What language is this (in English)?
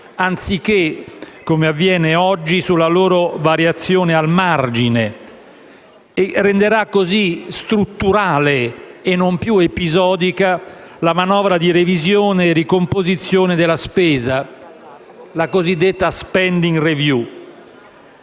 Italian